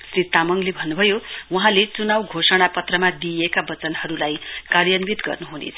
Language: Nepali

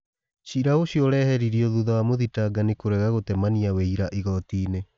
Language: Kikuyu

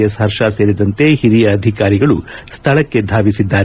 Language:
Kannada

